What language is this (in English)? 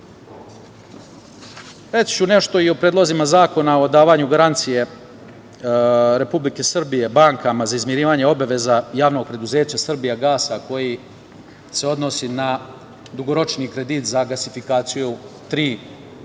Serbian